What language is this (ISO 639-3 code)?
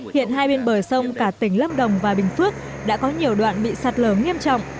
vie